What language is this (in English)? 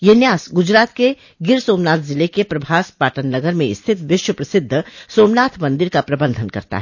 Hindi